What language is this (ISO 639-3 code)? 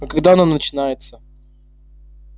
rus